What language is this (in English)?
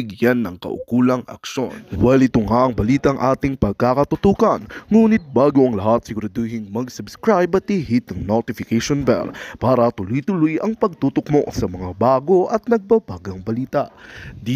Filipino